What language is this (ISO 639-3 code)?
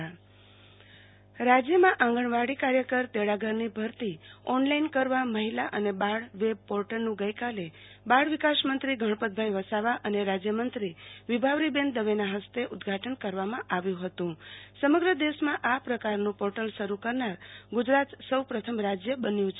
guj